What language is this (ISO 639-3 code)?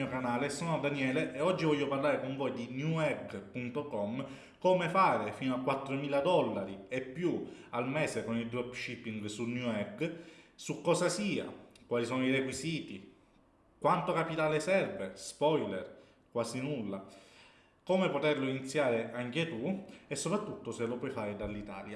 ita